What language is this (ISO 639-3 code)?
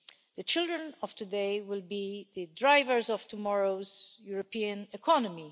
eng